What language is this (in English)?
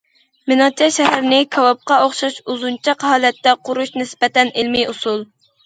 Uyghur